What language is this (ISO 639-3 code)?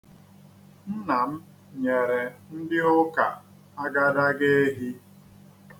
ibo